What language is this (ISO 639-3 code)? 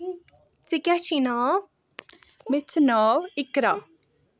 kas